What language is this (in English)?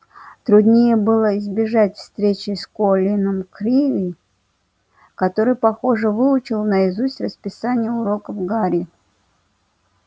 Russian